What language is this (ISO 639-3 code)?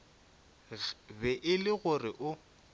nso